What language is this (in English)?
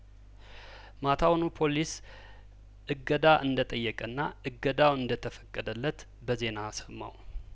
Amharic